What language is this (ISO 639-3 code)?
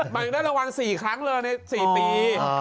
tha